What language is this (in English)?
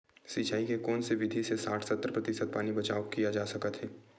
Chhattisgarhi